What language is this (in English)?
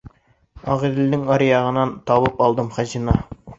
Bashkir